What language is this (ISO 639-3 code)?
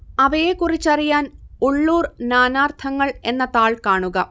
mal